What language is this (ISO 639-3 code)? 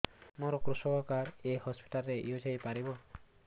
ori